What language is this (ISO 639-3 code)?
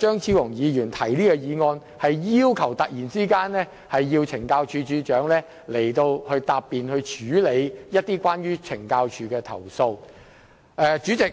yue